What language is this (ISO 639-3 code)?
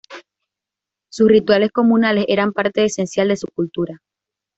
spa